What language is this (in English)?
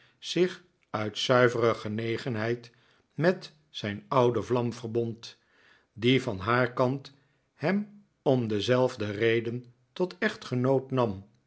Dutch